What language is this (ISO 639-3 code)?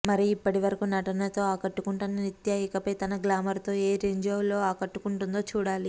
tel